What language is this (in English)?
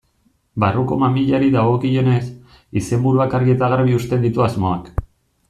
Basque